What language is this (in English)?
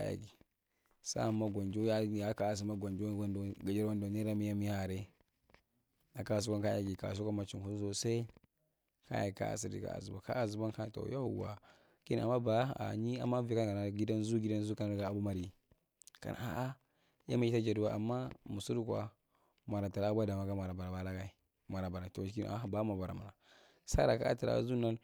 Marghi Central